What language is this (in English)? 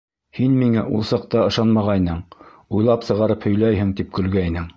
Bashkir